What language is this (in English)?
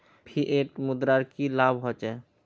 Magahi